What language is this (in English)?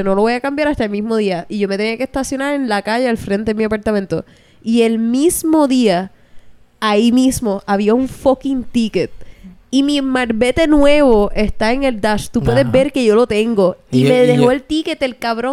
Spanish